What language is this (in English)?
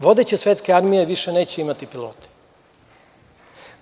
Serbian